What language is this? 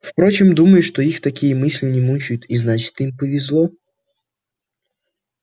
Russian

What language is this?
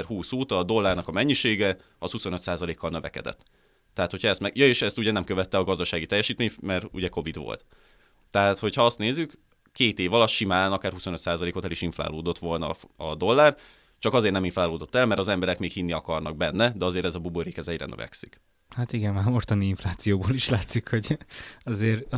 Hungarian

